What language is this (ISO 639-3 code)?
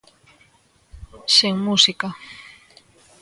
glg